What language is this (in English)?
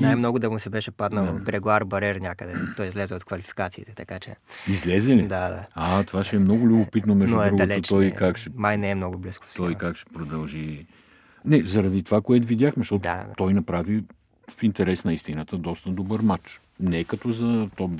Bulgarian